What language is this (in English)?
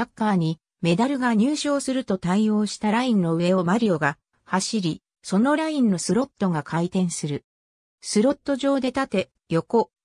Japanese